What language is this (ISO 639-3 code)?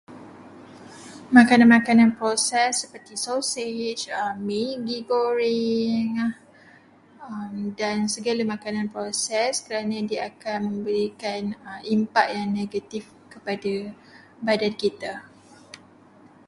msa